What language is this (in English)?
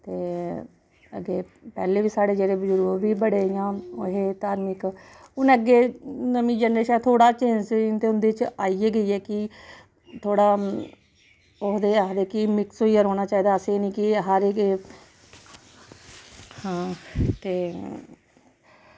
Dogri